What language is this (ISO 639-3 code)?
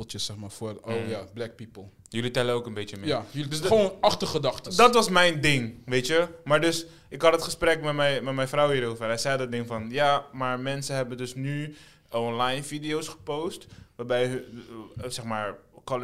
nld